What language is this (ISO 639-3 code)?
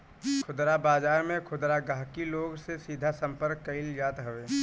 bho